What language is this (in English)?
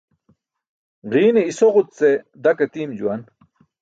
Burushaski